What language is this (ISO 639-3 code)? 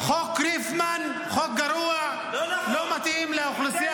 heb